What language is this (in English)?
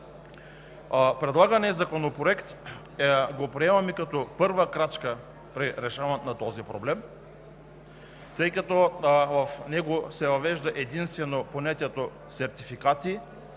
Bulgarian